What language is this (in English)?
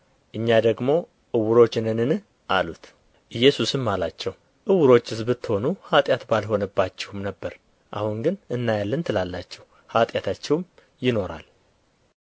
Amharic